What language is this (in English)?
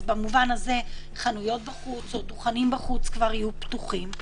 Hebrew